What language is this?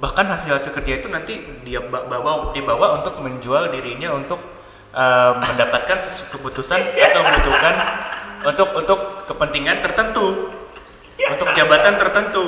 Indonesian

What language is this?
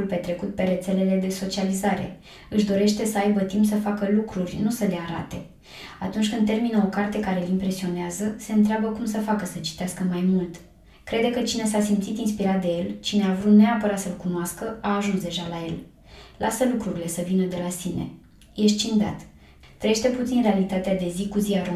Romanian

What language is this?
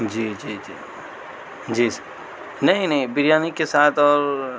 Urdu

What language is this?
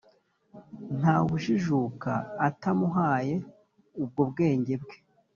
Kinyarwanda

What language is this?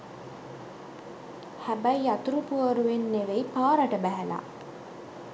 Sinhala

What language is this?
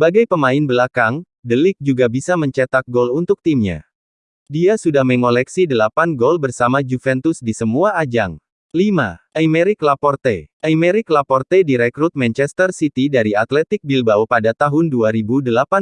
Indonesian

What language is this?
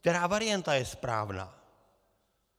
Czech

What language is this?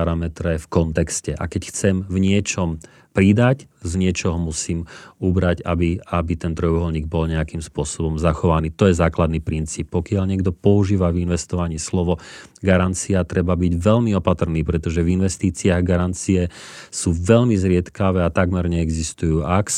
Slovak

